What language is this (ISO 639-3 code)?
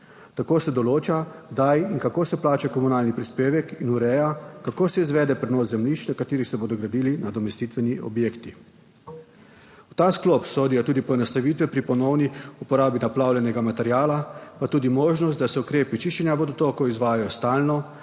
slv